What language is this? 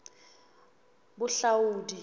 Southern Sotho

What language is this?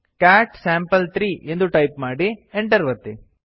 Kannada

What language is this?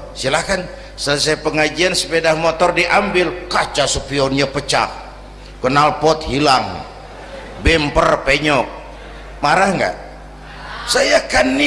Indonesian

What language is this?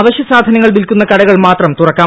Malayalam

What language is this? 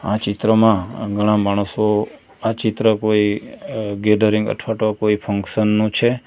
Gujarati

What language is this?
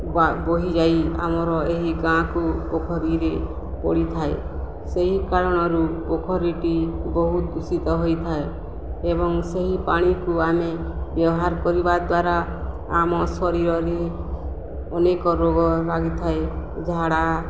Odia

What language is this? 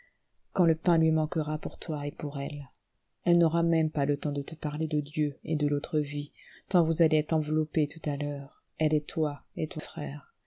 French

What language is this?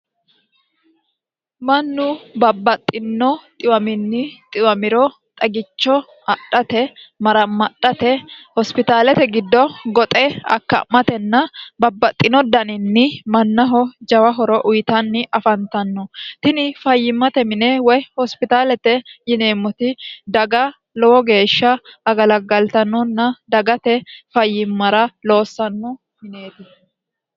Sidamo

